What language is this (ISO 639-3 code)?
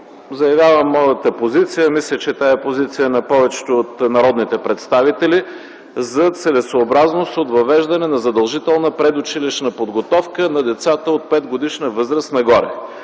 bul